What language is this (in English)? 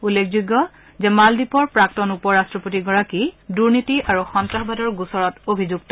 Assamese